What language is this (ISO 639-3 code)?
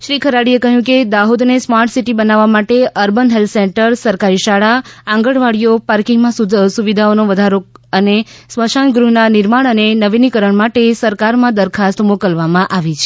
guj